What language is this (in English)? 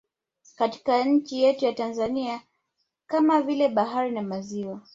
Swahili